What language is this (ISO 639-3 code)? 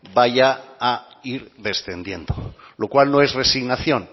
spa